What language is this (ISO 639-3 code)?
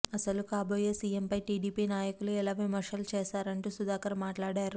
tel